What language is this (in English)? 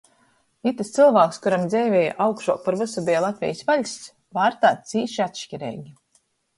Latgalian